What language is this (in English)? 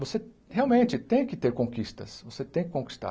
Portuguese